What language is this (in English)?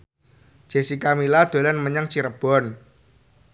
Javanese